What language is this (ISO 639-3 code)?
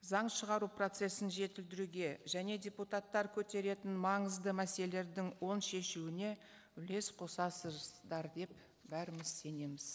kaz